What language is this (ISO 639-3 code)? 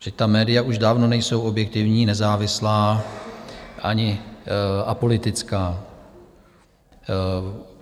ces